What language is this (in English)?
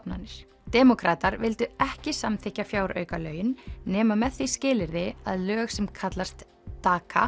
Icelandic